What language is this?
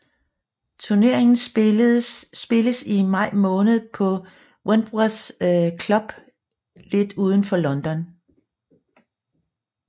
Danish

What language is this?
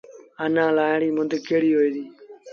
Sindhi Bhil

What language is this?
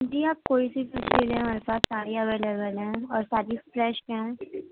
Urdu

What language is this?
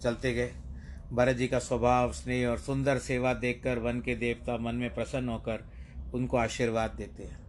Hindi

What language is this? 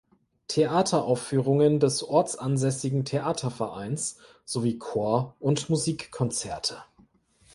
German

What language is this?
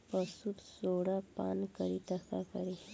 Bhojpuri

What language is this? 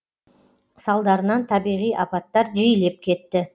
Kazakh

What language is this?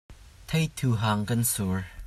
Hakha Chin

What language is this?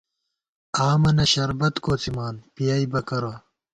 Gawar-Bati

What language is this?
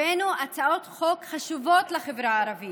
Hebrew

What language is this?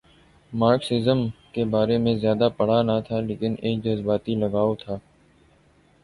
Urdu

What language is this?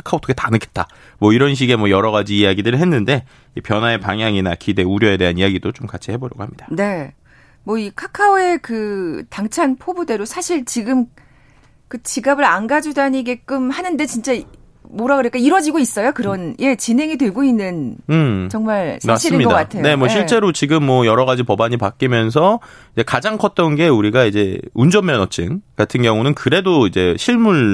Korean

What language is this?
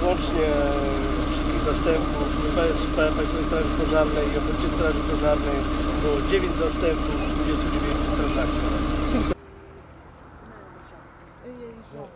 Polish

